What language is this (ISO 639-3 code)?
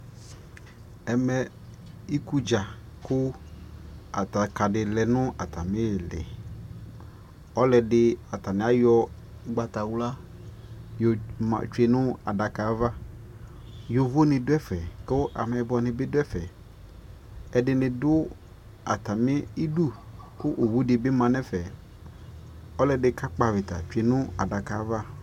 kpo